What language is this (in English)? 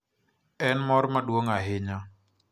Luo (Kenya and Tanzania)